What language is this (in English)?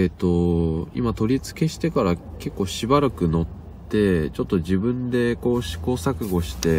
Japanese